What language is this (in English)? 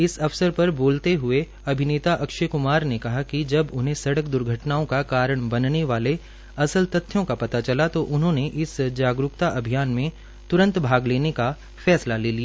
Hindi